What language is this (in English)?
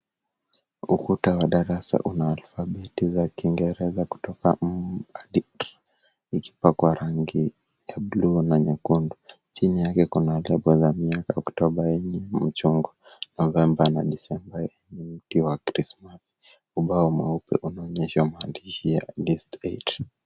Swahili